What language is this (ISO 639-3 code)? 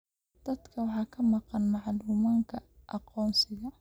som